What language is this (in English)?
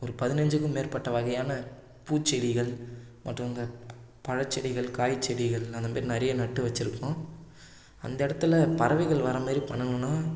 Tamil